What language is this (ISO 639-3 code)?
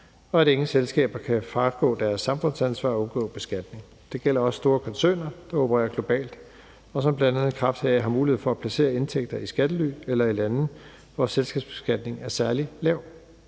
dan